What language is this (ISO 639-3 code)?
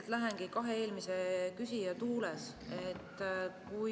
est